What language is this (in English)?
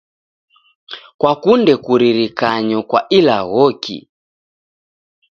Taita